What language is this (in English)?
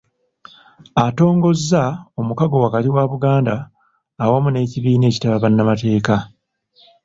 Ganda